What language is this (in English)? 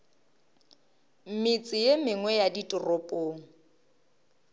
Northern Sotho